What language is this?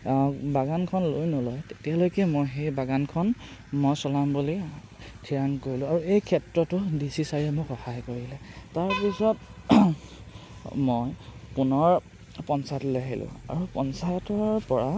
Assamese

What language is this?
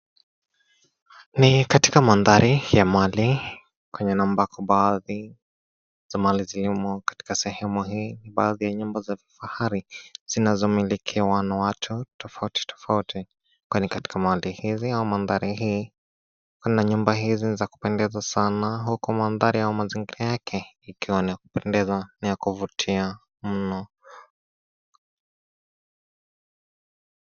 Swahili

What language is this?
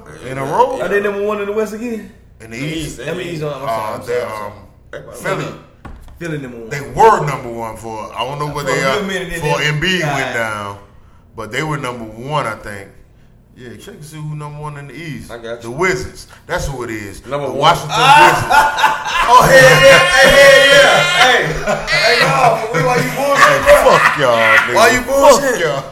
English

